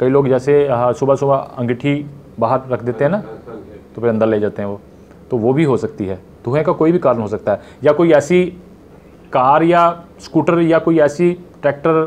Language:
Hindi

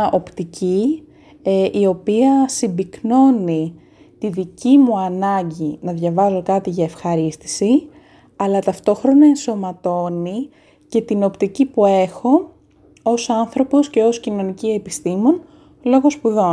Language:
Greek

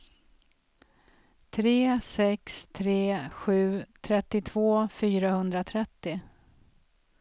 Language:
Swedish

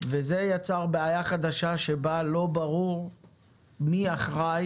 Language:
Hebrew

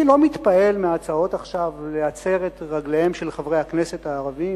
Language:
Hebrew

